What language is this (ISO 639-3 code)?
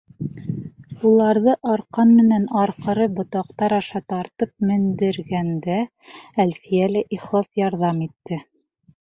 bak